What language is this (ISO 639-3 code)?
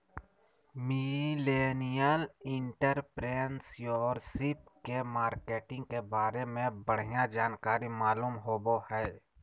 mag